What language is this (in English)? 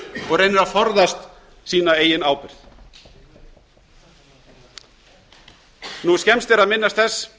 Icelandic